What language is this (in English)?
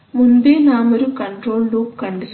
Malayalam